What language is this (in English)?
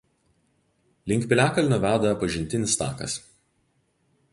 Lithuanian